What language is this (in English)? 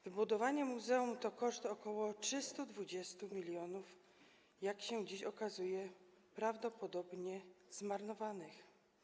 Polish